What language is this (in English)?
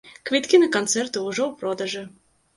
Belarusian